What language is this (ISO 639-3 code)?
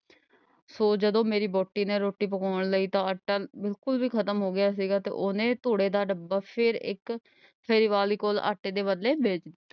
pan